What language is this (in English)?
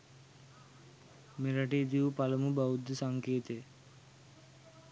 Sinhala